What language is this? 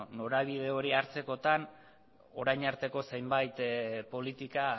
Basque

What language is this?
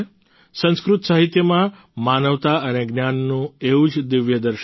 Gujarati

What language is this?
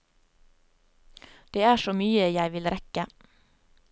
Norwegian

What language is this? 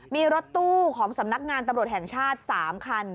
Thai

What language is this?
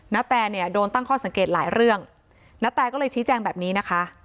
Thai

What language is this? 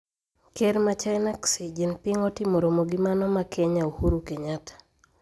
Luo (Kenya and Tanzania)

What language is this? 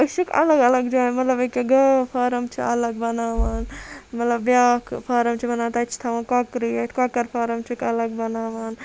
Kashmiri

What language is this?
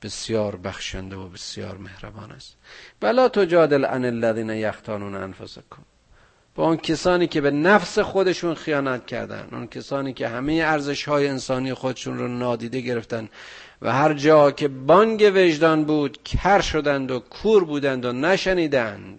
Persian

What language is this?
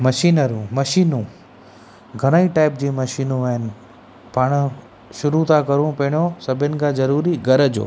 Sindhi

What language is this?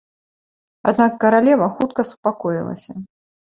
Belarusian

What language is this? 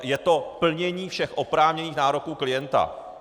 Czech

